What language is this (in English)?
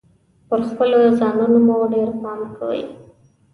Pashto